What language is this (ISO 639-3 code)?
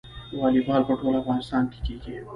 pus